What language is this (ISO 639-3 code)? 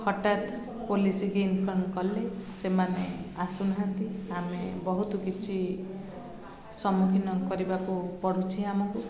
ori